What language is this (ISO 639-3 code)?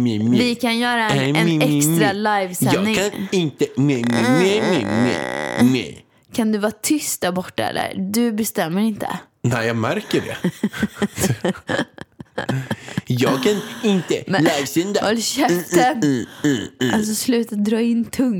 swe